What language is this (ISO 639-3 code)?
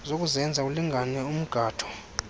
xho